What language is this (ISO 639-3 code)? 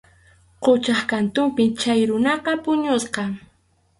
qxu